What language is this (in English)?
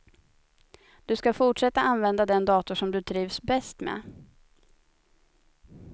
Swedish